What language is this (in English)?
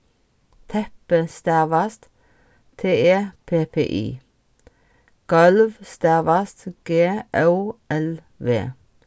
Faroese